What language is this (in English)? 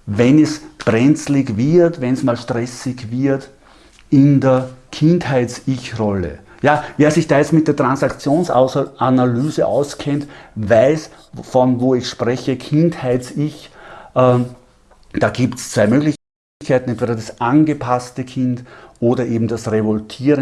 German